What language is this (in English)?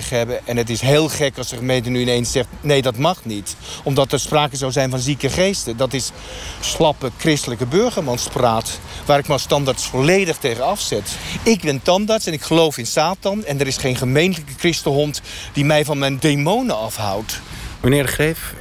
Dutch